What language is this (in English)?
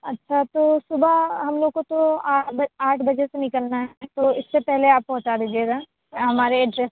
Urdu